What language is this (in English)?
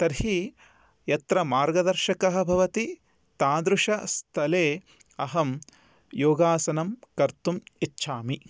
Sanskrit